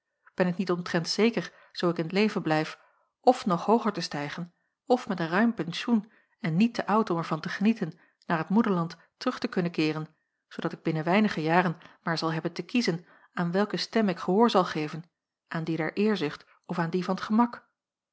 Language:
Dutch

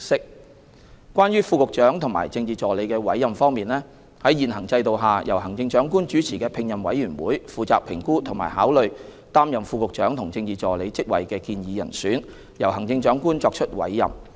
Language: Cantonese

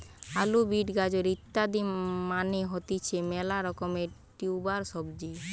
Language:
Bangla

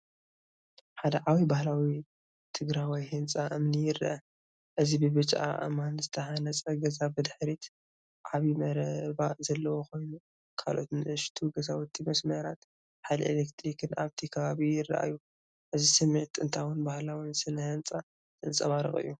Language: Tigrinya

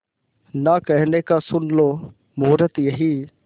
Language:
Hindi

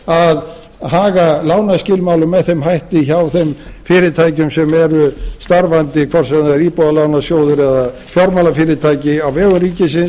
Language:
Icelandic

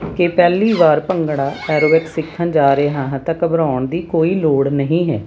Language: Punjabi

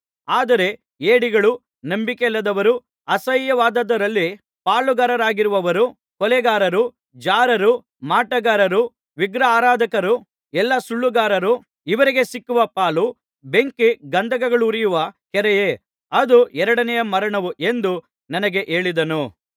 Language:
Kannada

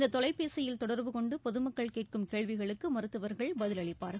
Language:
Tamil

